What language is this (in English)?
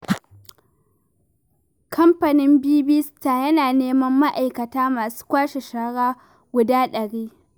Hausa